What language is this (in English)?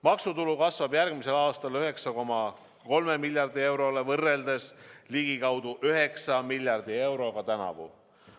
Estonian